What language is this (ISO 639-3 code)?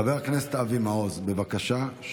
heb